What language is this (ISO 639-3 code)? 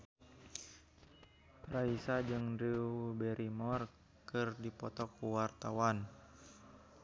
sun